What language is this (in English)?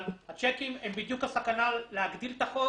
Hebrew